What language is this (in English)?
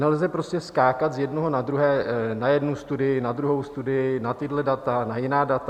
Czech